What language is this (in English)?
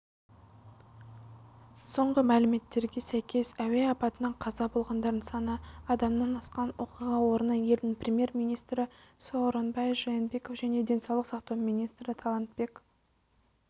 Kazakh